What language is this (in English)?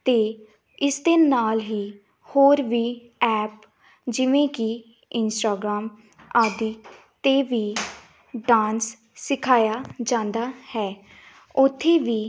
Punjabi